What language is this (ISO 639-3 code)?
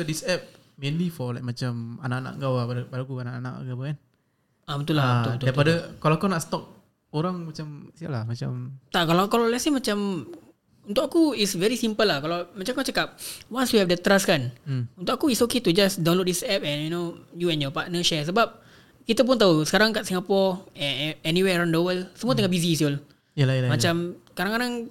msa